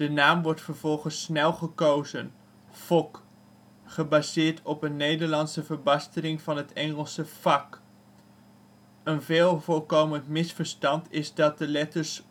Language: Dutch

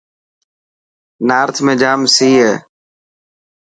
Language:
Dhatki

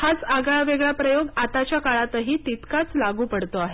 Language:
Marathi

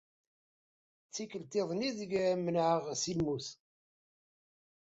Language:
Kabyle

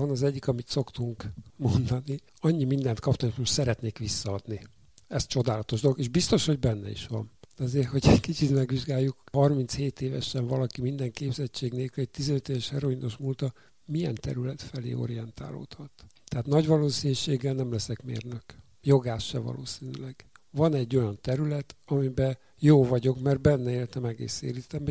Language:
Hungarian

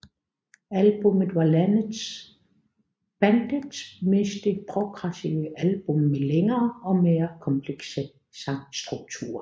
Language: Danish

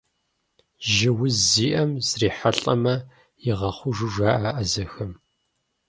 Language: Kabardian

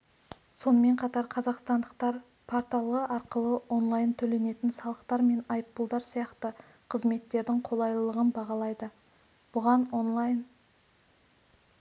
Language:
Kazakh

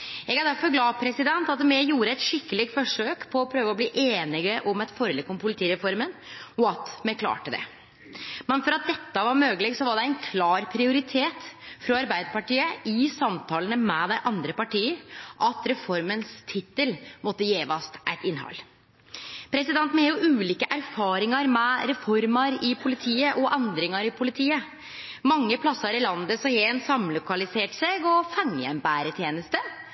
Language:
Norwegian Nynorsk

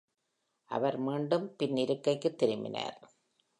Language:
Tamil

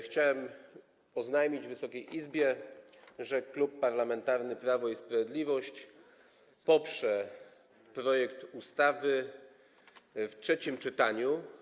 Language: Polish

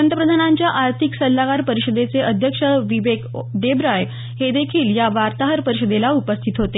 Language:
Marathi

